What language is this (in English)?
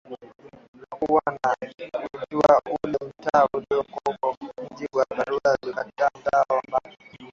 Swahili